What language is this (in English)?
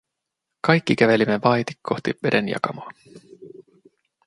Finnish